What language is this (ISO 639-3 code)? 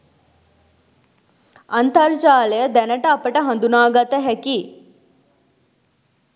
sin